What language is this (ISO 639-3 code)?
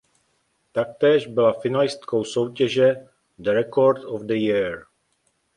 ces